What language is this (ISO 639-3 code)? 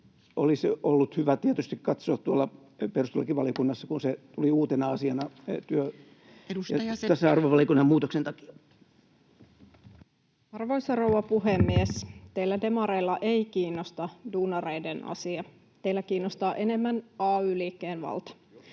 fin